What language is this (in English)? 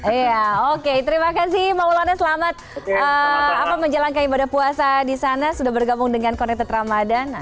Indonesian